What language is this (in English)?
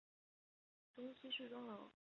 Chinese